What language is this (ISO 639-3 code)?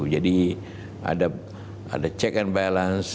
ind